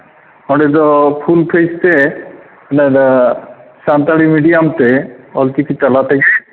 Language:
Santali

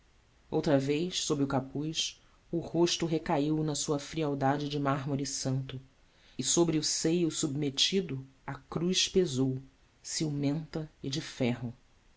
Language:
Portuguese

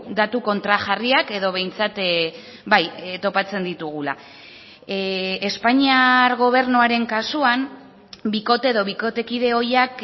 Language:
Basque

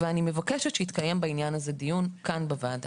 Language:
Hebrew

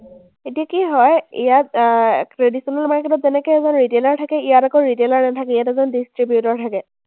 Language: Assamese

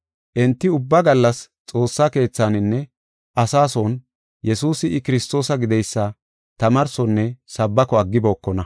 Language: Gofa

